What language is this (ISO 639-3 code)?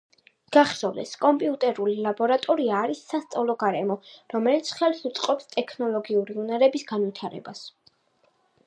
kat